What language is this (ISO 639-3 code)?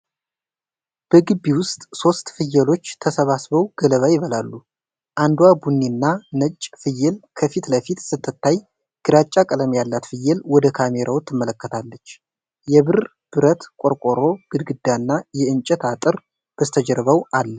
amh